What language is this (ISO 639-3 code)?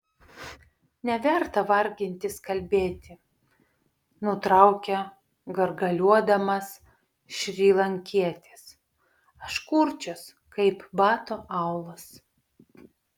lit